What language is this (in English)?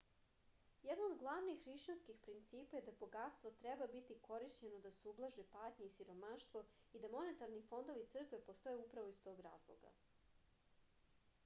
Serbian